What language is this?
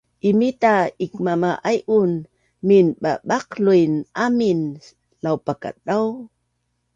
Bunun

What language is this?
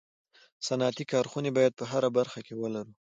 Pashto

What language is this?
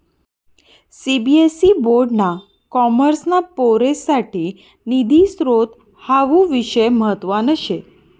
Marathi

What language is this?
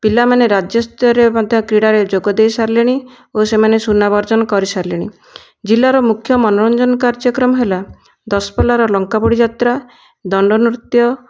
Odia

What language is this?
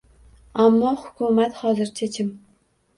Uzbek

